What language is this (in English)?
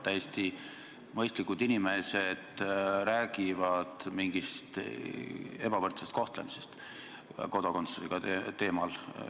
Estonian